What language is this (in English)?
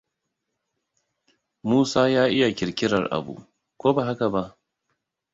Hausa